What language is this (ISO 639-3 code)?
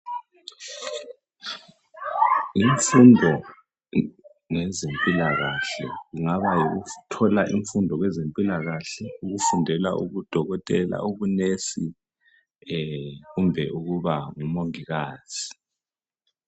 nde